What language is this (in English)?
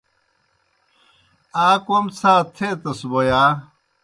Kohistani Shina